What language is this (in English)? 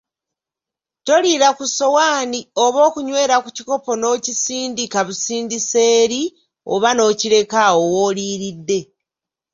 Ganda